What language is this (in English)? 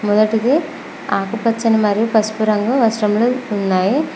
Telugu